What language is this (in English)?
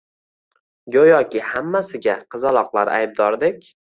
Uzbek